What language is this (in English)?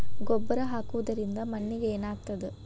Kannada